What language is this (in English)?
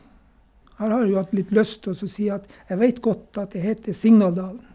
Norwegian